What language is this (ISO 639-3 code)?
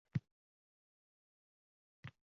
uzb